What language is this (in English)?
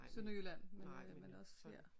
Danish